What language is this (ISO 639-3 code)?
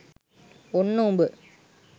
sin